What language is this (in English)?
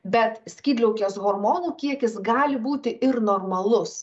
Lithuanian